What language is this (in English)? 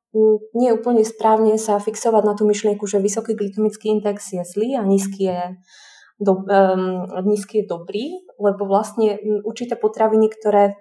Slovak